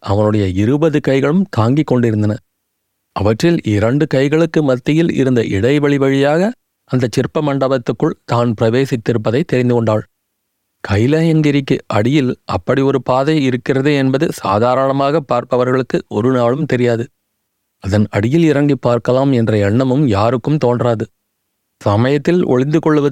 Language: Tamil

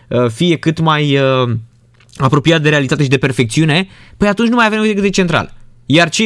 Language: Romanian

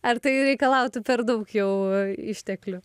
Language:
Lithuanian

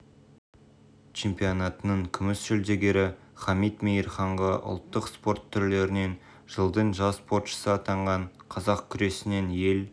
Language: Kazakh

